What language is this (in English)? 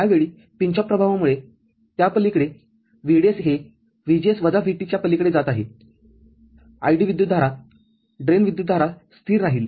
Marathi